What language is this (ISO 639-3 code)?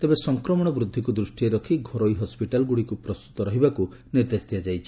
ori